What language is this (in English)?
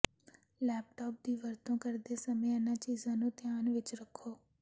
Punjabi